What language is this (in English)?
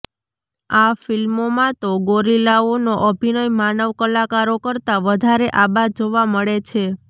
Gujarati